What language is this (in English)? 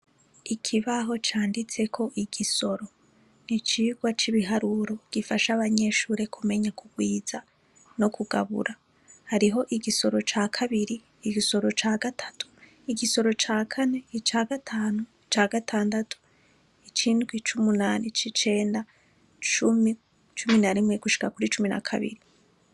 Rundi